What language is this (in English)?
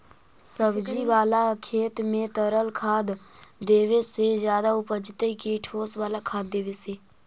Magahi